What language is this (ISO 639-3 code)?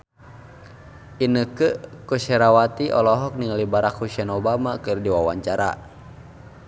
sun